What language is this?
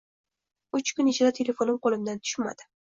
Uzbek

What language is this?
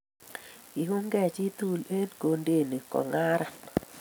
Kalenjin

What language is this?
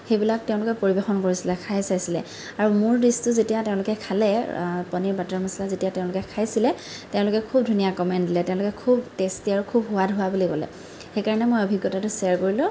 Assamese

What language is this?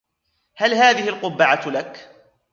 Arabic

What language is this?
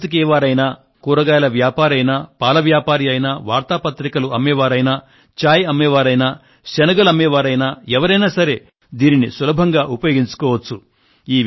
Telugu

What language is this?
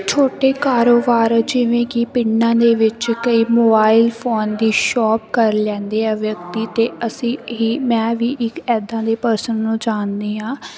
Punjabi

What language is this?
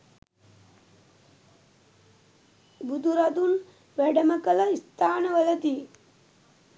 Sinhala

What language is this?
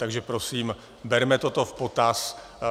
Czech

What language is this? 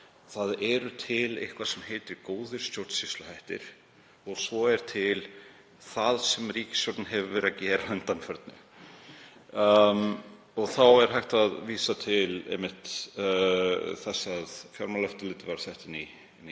Icelandic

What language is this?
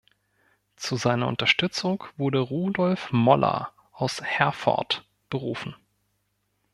German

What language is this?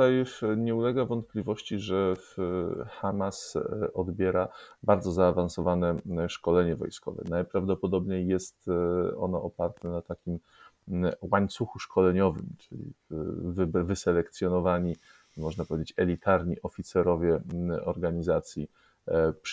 Polish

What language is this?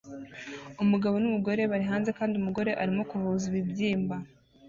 Kinyarwanda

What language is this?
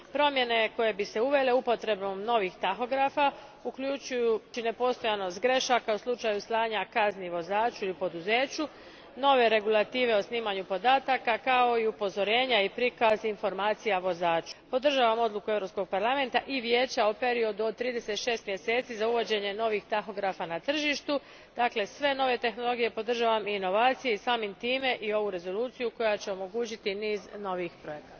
Croatian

